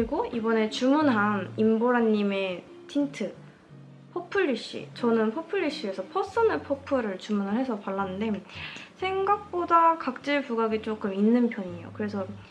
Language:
Korean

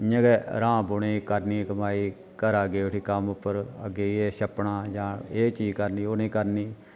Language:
Dogri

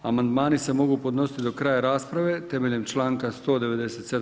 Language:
Croatian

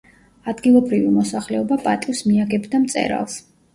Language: Georgian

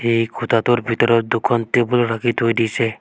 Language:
Assamese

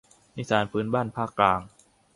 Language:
Thai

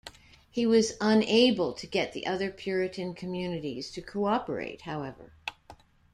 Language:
English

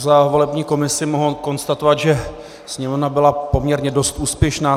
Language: Czech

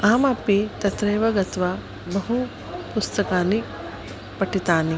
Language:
Sanskrit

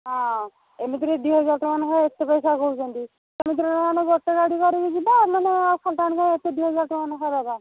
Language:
Odia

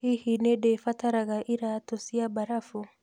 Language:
Kikuyu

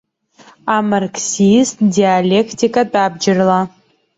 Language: Abkhazian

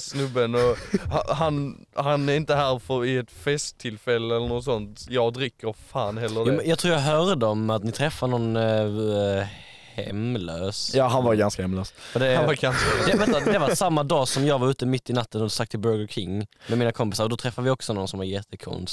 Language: Swedish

